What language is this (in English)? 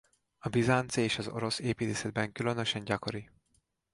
Hungarian